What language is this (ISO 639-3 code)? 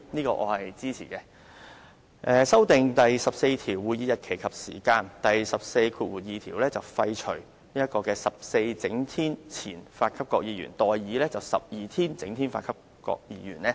yue